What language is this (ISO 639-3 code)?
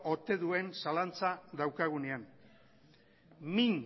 eus